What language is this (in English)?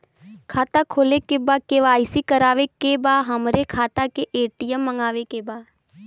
Bhojpuri